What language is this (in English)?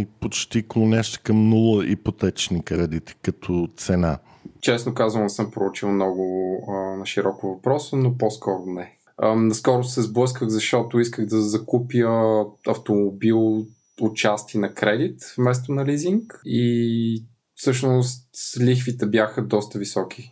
Bulgarian